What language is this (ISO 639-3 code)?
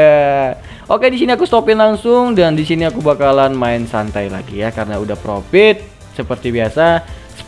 ind